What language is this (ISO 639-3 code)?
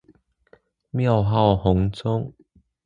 zho